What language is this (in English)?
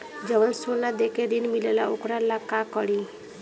Bhojpuri